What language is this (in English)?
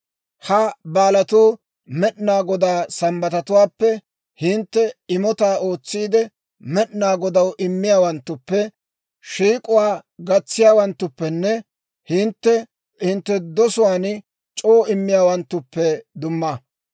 Dawro